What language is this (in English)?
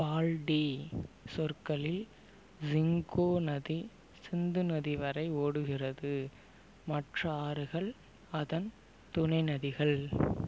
Tamil